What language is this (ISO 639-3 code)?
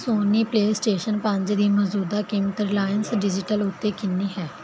pan